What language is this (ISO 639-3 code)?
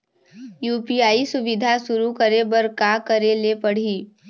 hne